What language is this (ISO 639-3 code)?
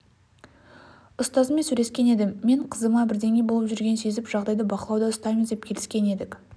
kaz